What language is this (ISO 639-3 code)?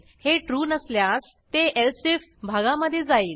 mar